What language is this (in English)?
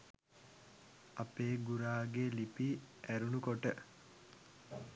Sinhala